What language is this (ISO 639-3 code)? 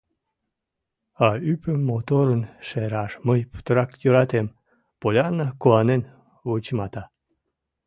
chm